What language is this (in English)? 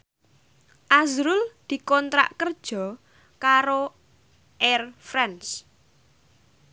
Javanese